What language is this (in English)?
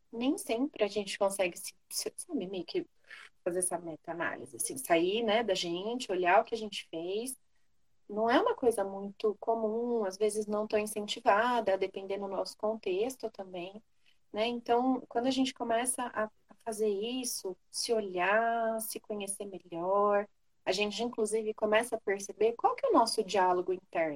Portuguese